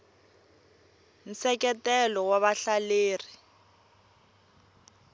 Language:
Tsonga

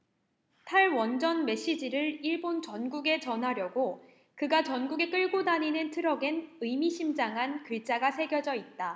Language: Korean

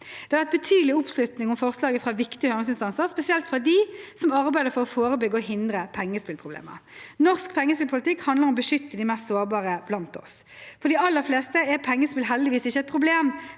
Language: Norwegian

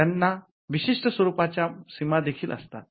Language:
Marathi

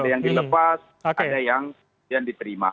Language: Indonesian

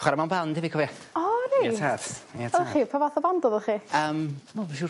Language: Welsh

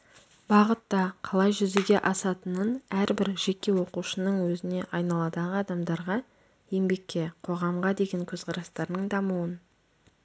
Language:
Kazakh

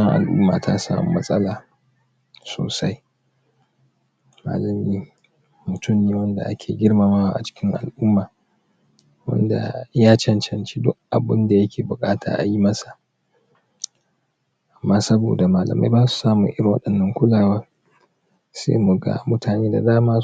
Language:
Hausa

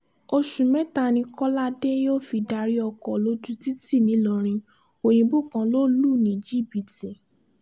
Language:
Yoruba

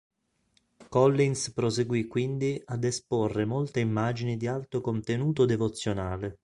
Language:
Italian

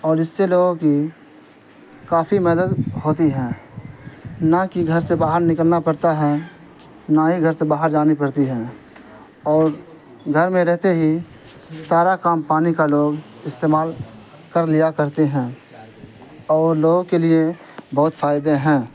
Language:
Urdu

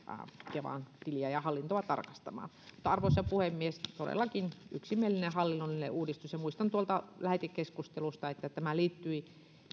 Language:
Finnish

